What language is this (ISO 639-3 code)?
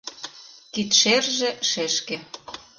chm